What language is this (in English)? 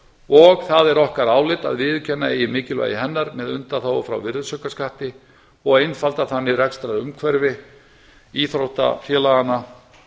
Icelandic